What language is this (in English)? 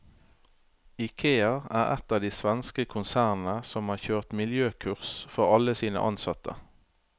Norwegian